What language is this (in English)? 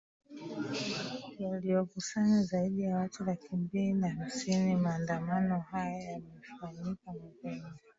Swahili